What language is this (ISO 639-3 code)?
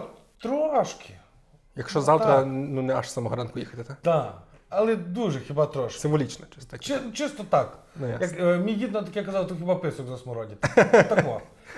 ukr